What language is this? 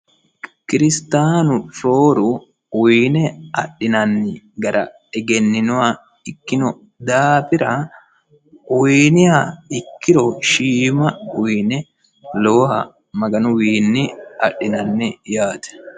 Sidamo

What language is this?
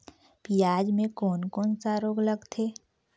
Chhattisgarhi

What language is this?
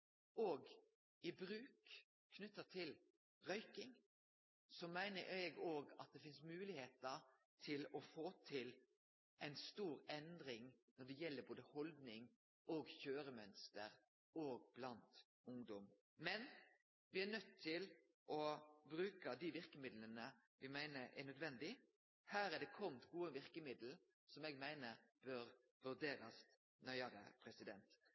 Norwegian Nynorsk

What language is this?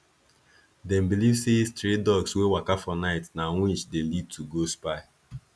Nigerian Pidgin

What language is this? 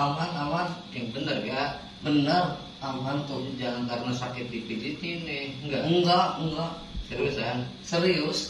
Indonesian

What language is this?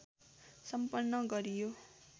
Nepali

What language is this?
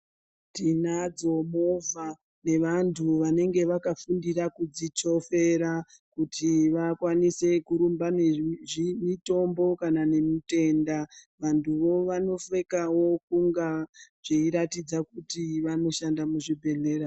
Ndau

